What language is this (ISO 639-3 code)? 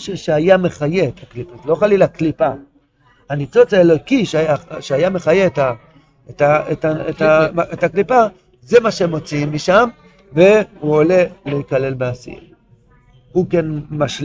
heb